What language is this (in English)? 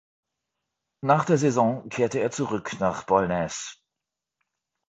German